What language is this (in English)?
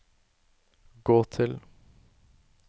Norwegian